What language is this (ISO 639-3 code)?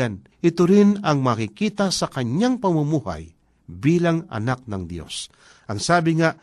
fil